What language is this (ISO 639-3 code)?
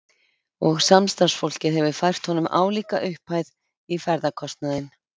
isl